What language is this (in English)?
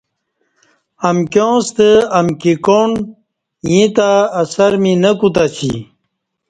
Kati